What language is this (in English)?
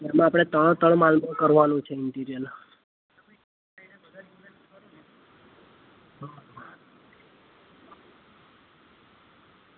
Gujarati